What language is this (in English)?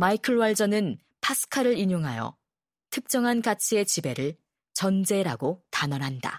Korean